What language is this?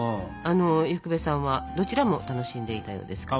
Japanese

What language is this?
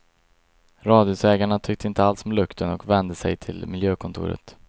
Swedish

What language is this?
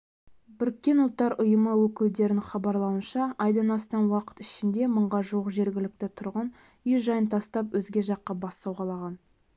Kazakh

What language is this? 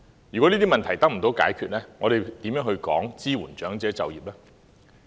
Cantonese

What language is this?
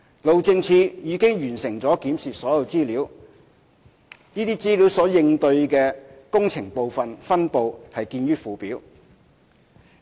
Cantonese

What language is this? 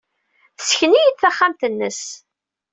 Kabyle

